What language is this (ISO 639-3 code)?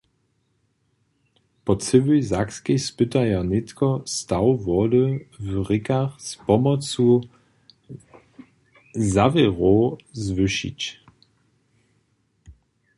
hsb